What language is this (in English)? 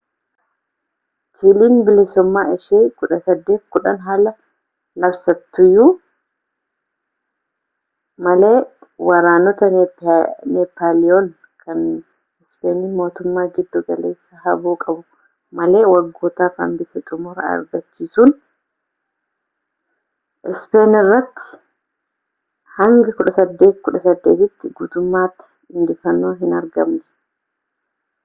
Oromo